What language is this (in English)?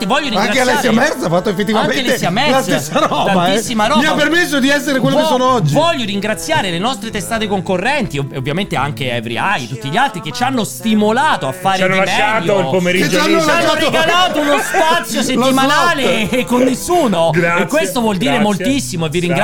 Italian